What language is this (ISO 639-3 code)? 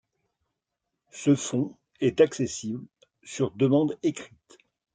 fra